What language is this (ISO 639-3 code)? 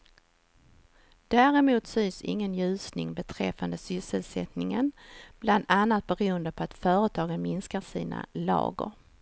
swe